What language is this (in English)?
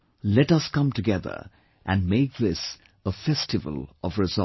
English